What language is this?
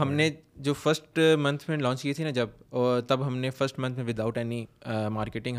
Urdu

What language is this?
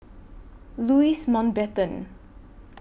English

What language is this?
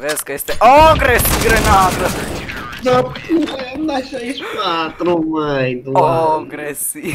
Romanian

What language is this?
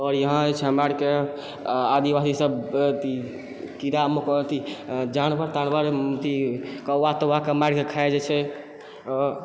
Maithili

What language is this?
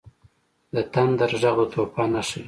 Pashto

